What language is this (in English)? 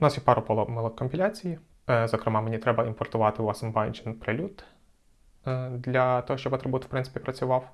Ukrainian